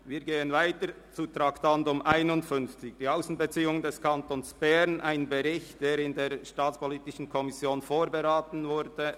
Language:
Swiss German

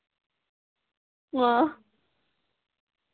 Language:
Manipuri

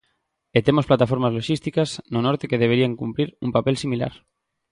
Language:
Galician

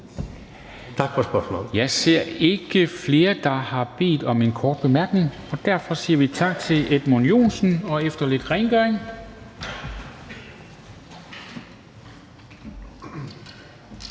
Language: Danish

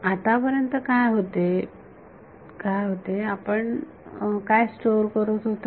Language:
Marathi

